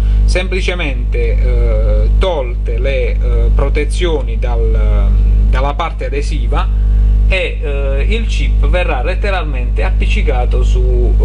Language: Italian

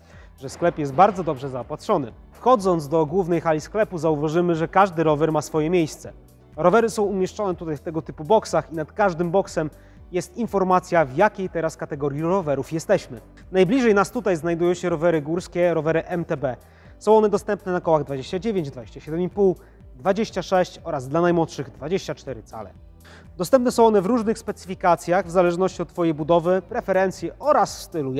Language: Polish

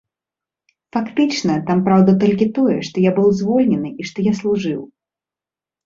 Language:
Belarusian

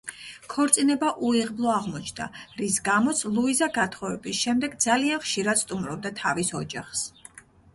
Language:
Georgian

